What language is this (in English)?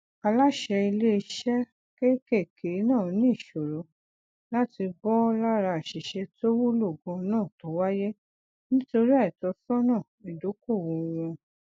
Yoruba